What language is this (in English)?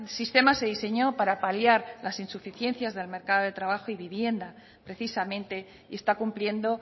Spanish